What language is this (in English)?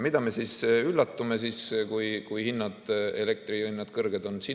Estonian